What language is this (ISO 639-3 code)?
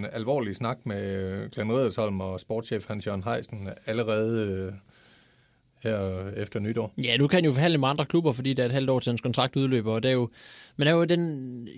dan